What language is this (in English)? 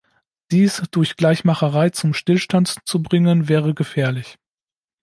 German